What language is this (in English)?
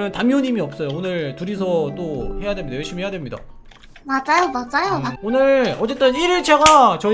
Korean